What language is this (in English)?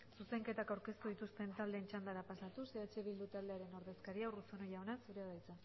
Basque